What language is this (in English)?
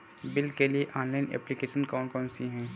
Hindi